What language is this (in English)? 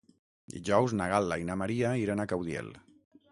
Catalan